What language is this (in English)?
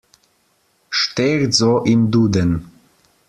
German